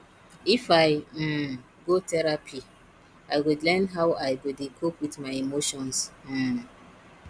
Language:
Nigerian Pidgin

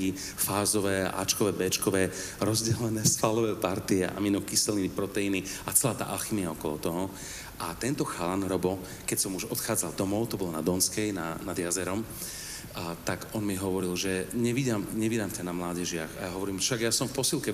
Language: Slovak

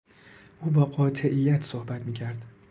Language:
Persian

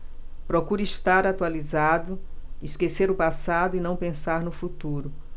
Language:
Portuguese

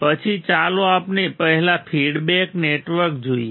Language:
Gujarati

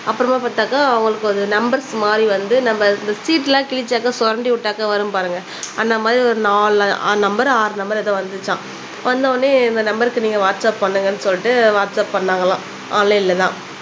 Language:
Tamil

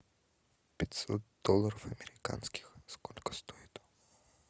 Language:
Russian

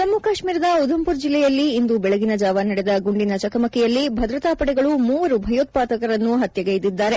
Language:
Kannada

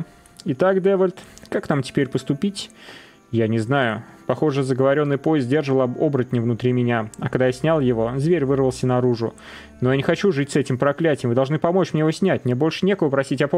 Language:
Russian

